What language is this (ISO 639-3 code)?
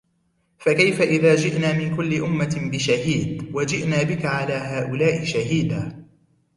ara